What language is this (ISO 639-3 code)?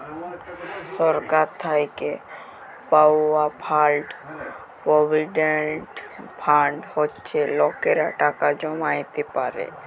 ben